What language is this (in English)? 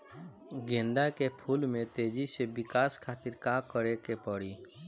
Bhojpuri